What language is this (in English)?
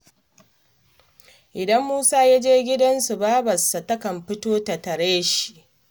Hausa